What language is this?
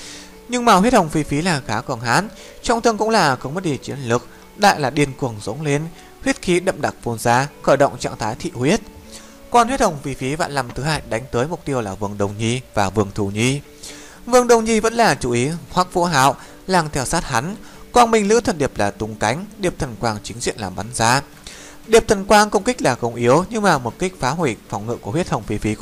Vietnamese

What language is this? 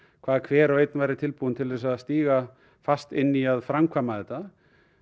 Icelandic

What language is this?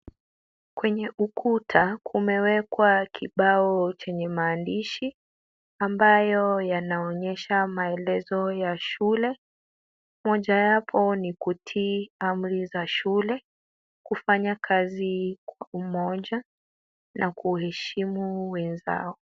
Swahili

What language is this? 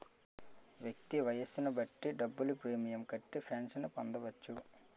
Telugu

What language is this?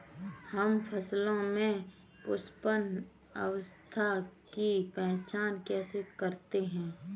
Hindi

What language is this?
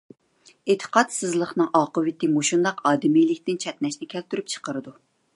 Uyghur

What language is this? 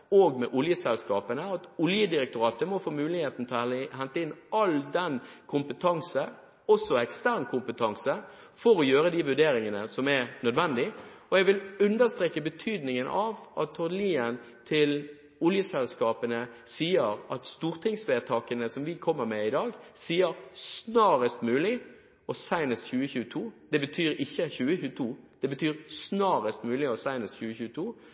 Norwegian Bokmål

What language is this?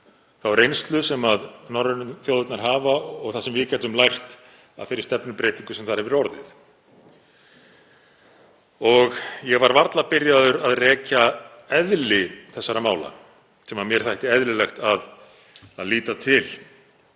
Icelandic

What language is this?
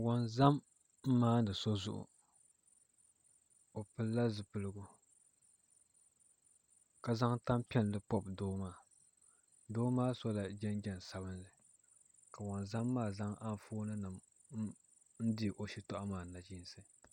Dagbani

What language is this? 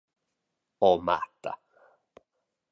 Romansh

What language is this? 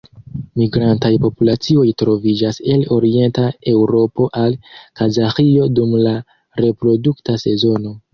Esperanto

